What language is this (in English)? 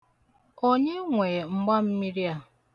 Igbo